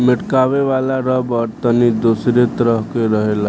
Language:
Bhojpuri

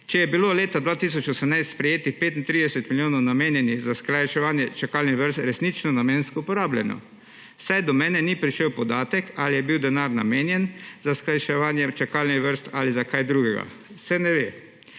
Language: Slovenian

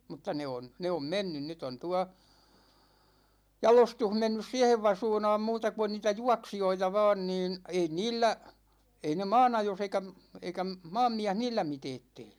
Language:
Finnish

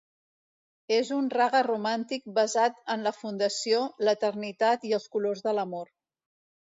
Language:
Catalan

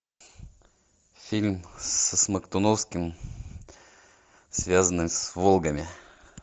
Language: Russian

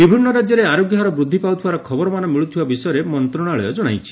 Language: Odia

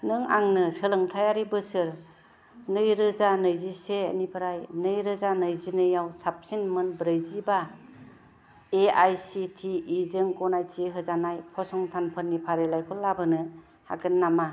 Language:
Bodo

